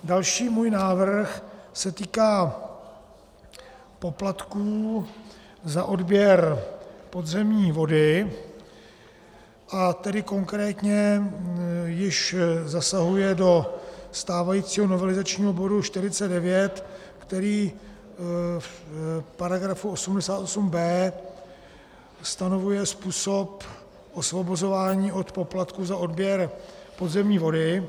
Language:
Czech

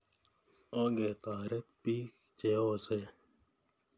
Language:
Kalenjin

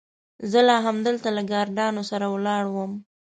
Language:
Pashto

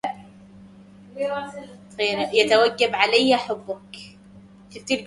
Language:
Arabic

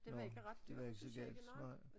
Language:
Danish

